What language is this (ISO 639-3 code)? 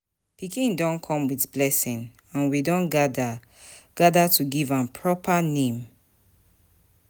pcm